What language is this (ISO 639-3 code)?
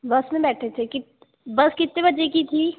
hin